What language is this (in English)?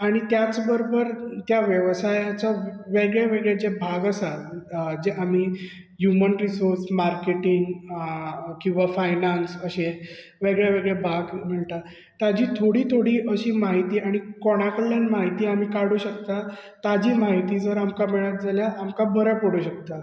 Konkani